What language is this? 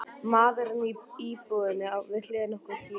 Icelandic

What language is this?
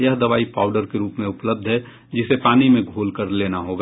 Hindi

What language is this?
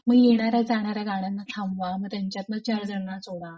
Marathi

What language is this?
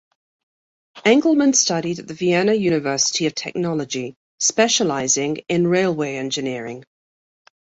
English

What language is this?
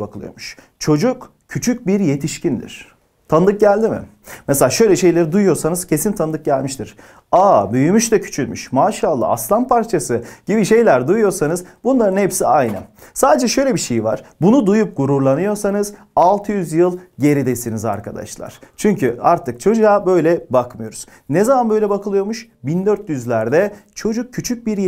Turkish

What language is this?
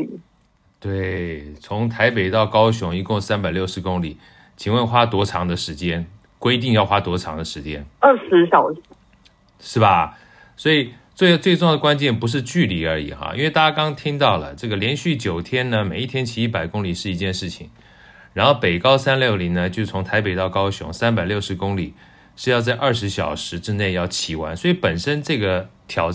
Chinese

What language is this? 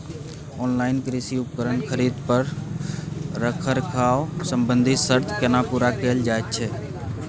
Maithili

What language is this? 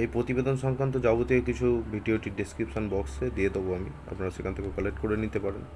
Bangla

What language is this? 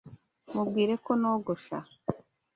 Kinyarwanda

